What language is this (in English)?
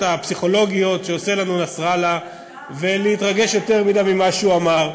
Hebrew